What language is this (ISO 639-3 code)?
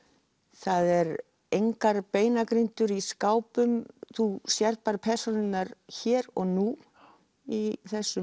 isl